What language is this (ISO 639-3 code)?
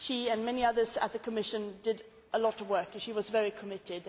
eng